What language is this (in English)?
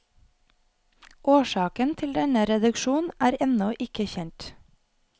Norwegian